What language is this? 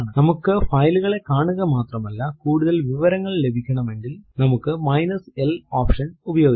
Malayalam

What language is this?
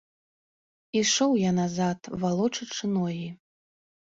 Belarusian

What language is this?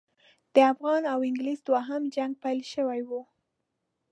Pashto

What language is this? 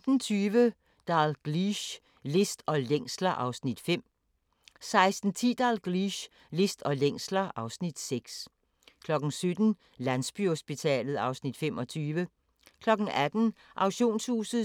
Danish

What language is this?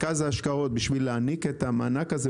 Hebrew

